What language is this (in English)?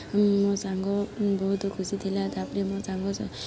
Odia